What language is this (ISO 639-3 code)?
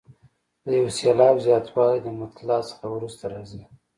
pus